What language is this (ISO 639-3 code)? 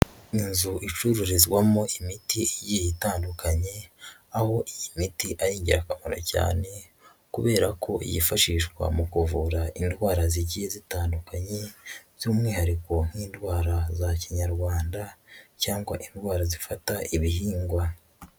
kin